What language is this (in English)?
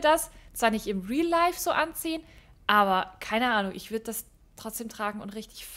German